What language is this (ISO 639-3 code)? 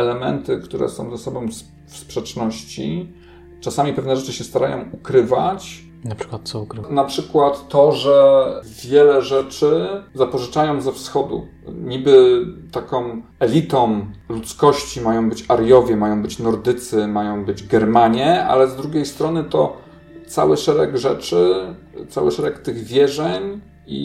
pol